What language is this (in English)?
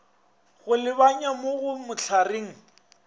Northern Sotho